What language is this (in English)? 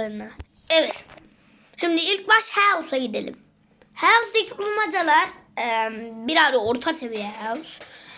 Turkish